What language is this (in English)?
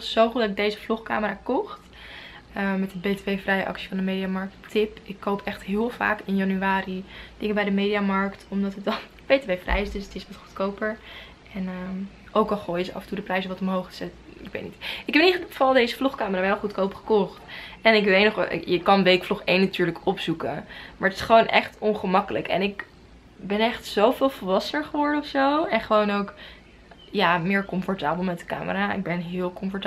Dutch